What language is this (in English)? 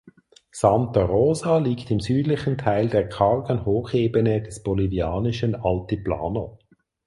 German